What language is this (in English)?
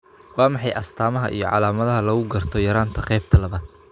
Somali